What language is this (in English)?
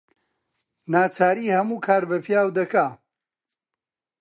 Central Kurdish